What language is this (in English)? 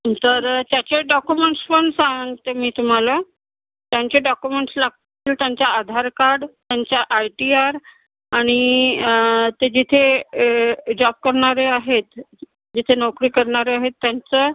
Marathi